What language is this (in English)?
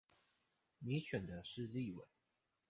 Chinese